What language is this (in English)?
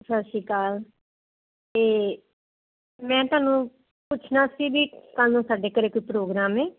Punjabi